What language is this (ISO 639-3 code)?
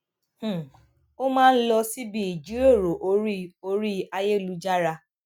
yor